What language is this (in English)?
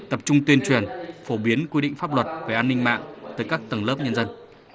Vietnamese